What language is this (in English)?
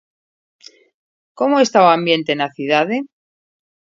Galician